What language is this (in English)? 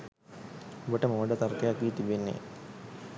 Sinhala